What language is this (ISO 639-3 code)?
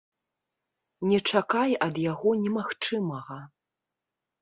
bel